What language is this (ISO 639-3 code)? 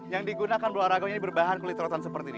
ind